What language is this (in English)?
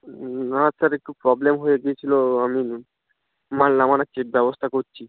Bangla